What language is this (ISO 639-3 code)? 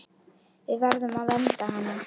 isl